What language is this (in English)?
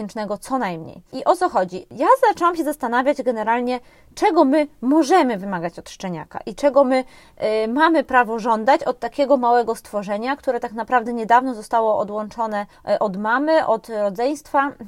Polish